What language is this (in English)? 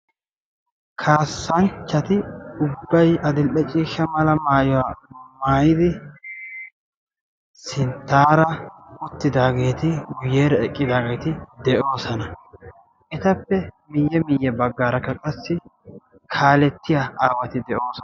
Wolaytta